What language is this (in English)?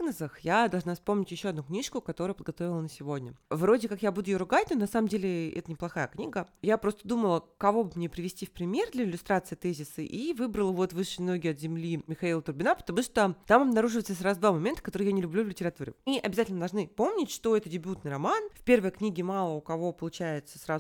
Russian